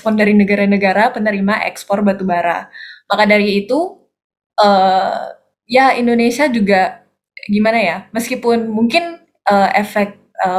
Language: Indonesian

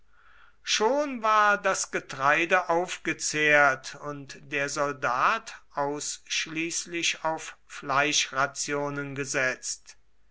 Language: German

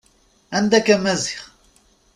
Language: Kabyle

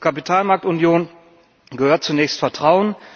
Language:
German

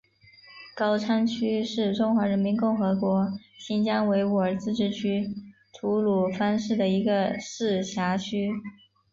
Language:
Chinese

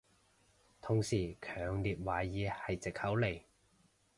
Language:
Cantonese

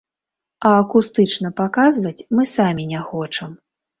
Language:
Belarusian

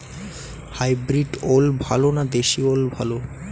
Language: Bangla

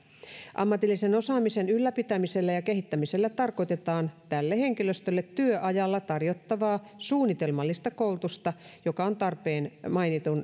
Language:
Finnish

